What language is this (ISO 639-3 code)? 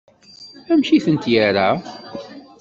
kab